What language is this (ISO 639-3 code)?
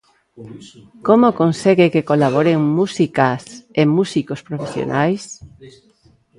glg